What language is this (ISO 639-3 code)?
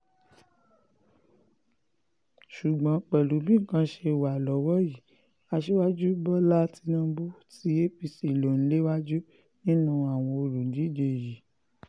yor